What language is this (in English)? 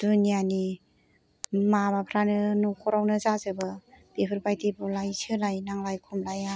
Bodo